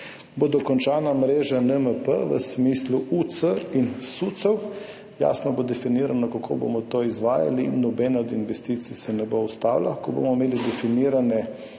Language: Slovenian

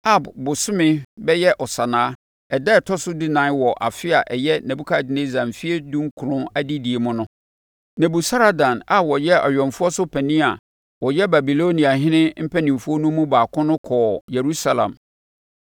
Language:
Akan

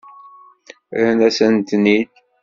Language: Kabyle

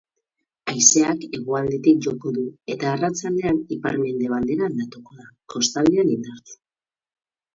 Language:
Basque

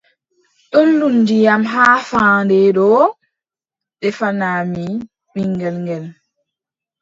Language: Adamawa Fulfulde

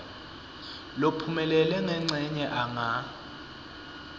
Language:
Swati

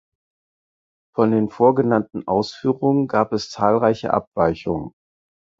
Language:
German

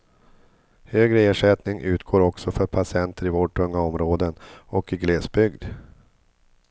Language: Swedish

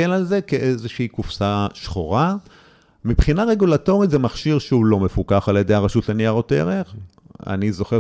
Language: Hebrew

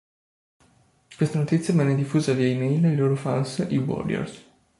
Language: Italian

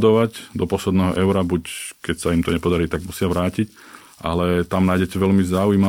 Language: Slovak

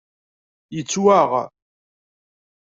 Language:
Kabyle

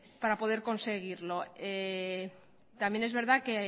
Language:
Spanish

